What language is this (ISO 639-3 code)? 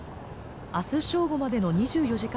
jpn